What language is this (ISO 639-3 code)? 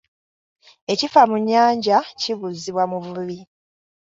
lug